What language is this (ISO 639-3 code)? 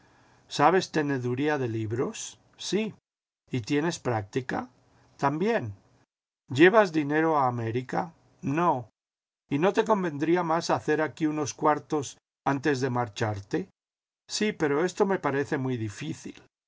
spa